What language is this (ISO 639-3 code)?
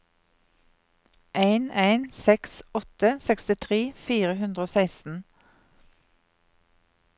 nor